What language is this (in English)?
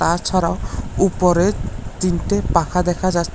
Bangla